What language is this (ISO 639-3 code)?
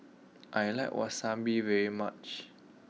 eng